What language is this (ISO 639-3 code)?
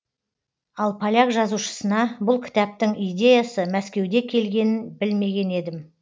kaz